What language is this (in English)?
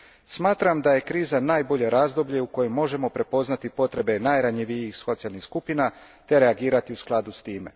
Croatian